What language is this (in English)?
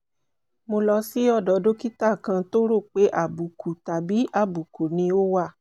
Yoruba